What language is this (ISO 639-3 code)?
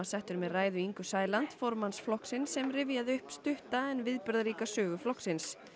isl